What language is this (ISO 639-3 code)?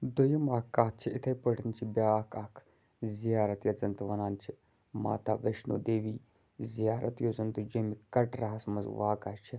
kas